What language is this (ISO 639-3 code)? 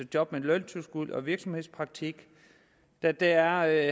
dan